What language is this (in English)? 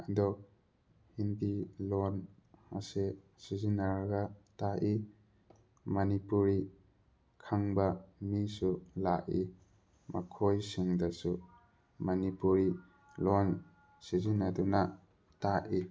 Manipuri